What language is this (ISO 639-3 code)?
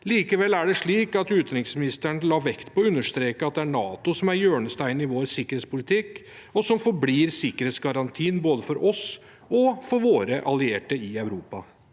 nor